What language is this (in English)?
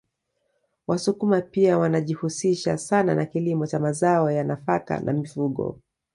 Swahili